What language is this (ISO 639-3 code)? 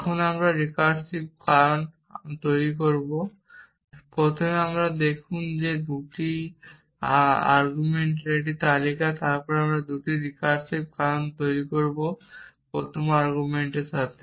ben